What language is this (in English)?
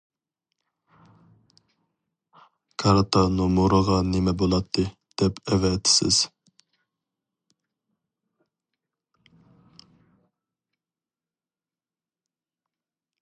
Uyghur